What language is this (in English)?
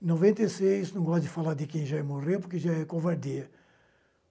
Portuguese